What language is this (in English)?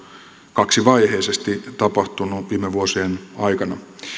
Finnish